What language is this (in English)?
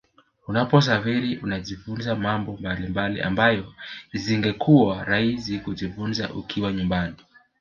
Swahili